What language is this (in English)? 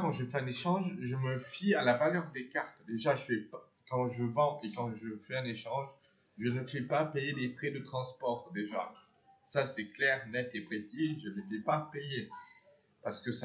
French